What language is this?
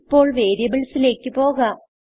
Malayalam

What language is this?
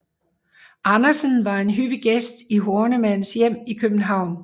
Danish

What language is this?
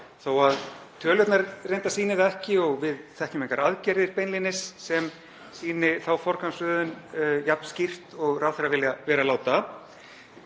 Icelandic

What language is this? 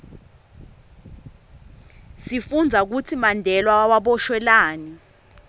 Swati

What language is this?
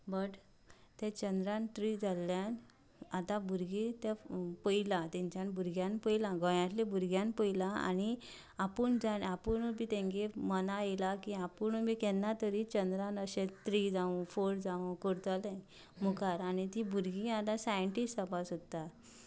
Konkani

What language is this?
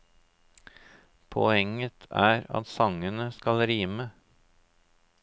Norwegian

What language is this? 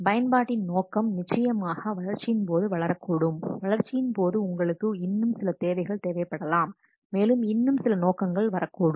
Tamil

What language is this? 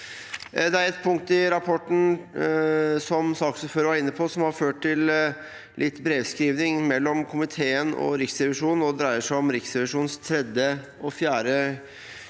Norwegian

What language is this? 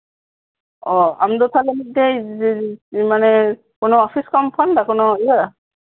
Santali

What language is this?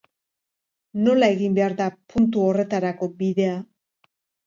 Basque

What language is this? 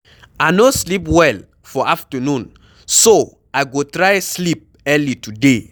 Nigerian Pidgin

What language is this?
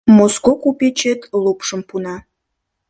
Mari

